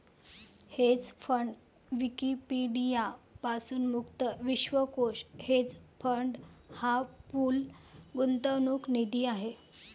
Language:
Marathi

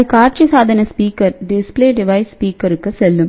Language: Tamil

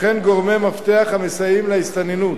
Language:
Hebrew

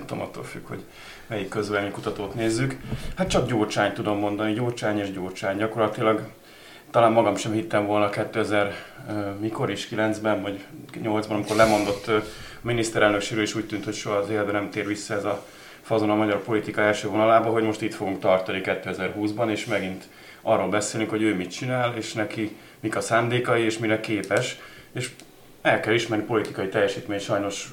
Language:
Hungarian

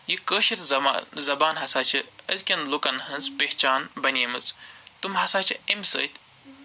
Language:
Kashmiri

